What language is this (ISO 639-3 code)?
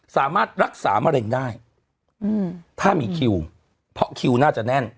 tha